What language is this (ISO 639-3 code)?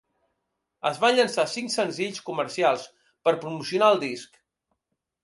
cat